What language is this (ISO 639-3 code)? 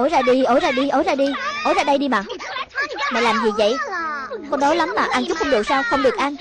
vie